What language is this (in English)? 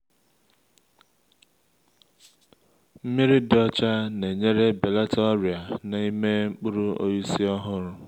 Igbo